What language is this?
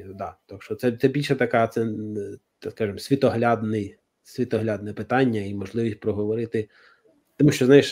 Ukrainian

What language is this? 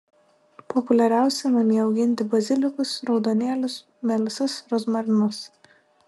Lithuanian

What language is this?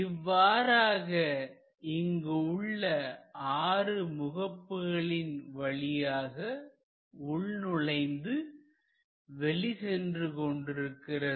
Tamil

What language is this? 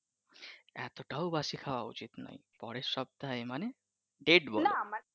Bangla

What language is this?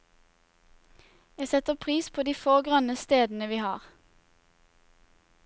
Norwegian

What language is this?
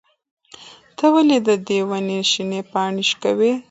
Pashto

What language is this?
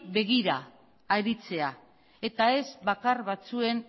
Basque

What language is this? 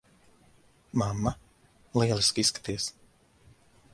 Latvian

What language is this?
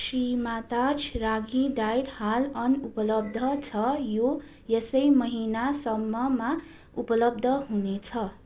Nepali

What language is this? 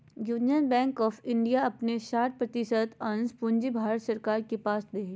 Magahi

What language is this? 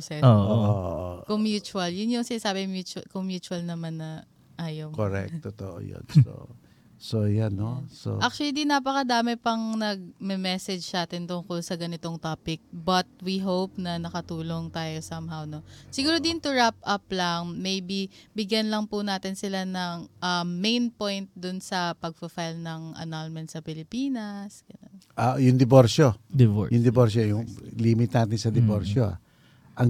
Filipino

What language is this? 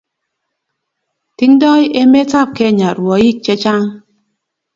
Kalenjin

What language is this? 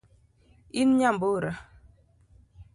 Luo (Kenya and Tanzania)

